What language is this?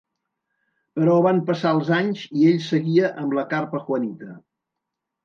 Catalan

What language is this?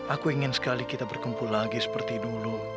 Indonesian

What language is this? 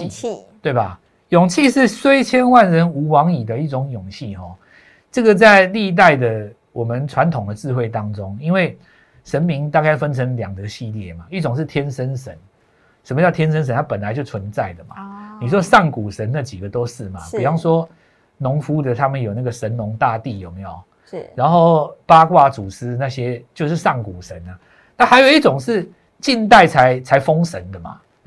Chinese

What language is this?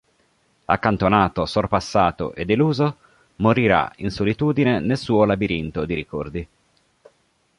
Italian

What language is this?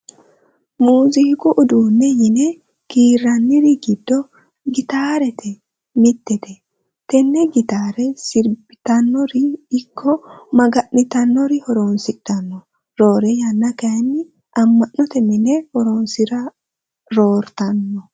Sidamo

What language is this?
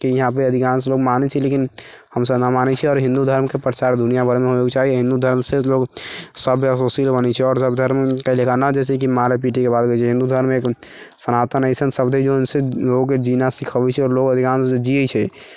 Maithili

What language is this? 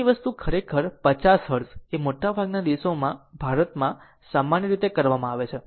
Gujarati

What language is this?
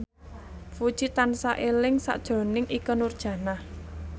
Javanese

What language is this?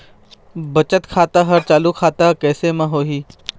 Chhattisgarhi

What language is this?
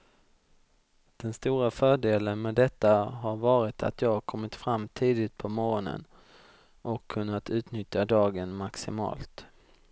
Swedish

